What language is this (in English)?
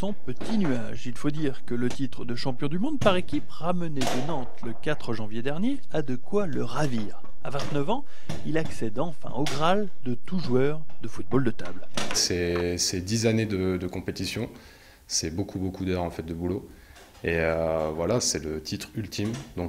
French